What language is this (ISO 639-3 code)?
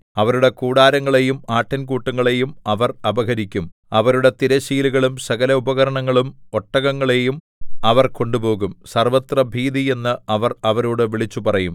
mal